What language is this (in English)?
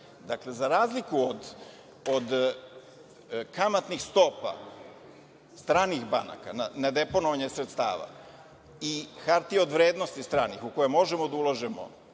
Serbian